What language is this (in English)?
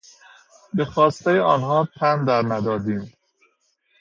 Persian